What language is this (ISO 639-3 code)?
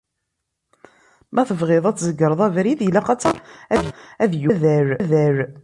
kab